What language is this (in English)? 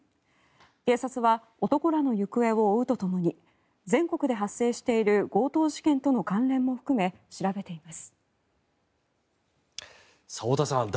Japanese